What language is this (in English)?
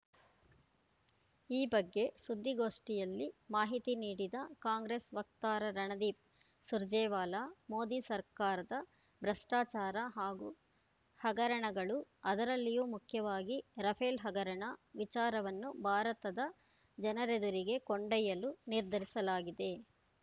Kannada